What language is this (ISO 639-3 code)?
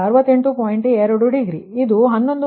kan